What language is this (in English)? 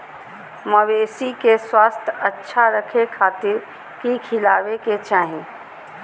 Magahi